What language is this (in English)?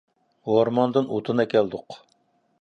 Uyghur